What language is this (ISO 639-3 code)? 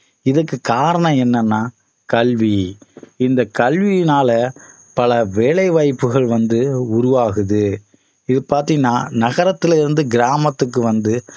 tam